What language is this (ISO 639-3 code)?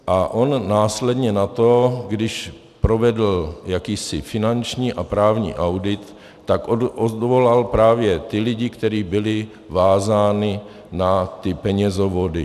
ces